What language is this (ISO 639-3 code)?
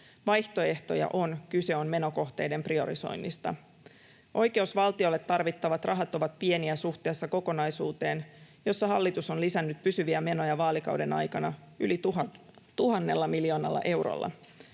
fin